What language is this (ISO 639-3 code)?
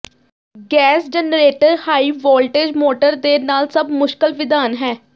pan